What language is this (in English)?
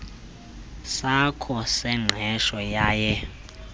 Xhosa